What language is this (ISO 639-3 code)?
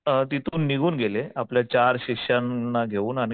mar